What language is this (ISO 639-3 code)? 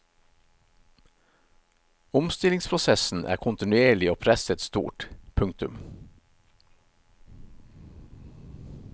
nor